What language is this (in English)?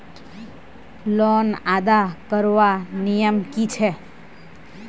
Magahi